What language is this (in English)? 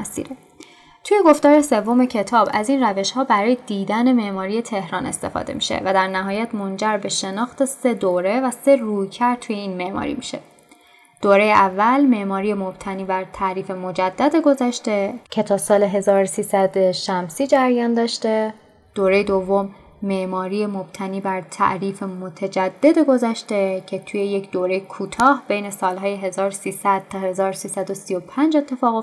Persian